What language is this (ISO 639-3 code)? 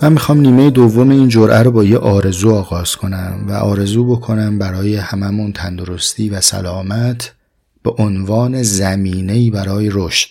fas